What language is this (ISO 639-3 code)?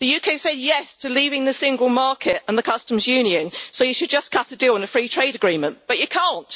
eng